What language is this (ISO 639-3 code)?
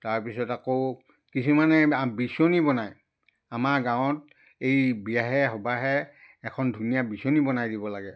asm